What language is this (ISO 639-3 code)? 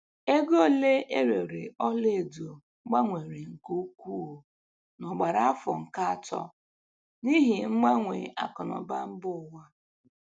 ibo